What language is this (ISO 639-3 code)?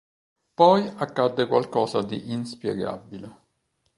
ita